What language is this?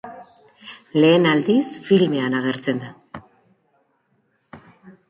Basque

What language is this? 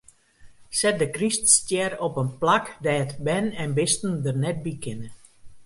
Western Frisian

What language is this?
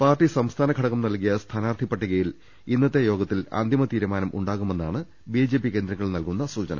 Malayalam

